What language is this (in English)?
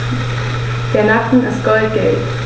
German